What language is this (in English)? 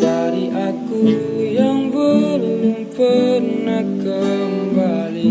Indonesian